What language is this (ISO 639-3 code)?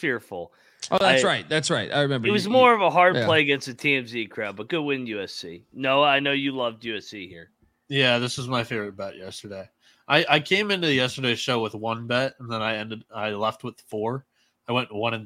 eng